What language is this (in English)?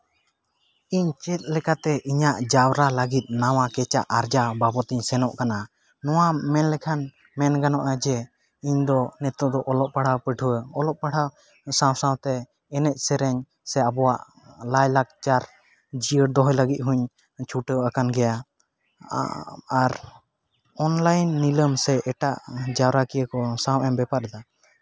Santali